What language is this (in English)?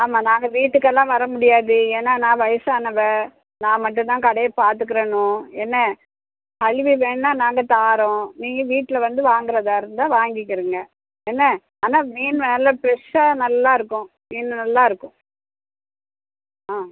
Tamil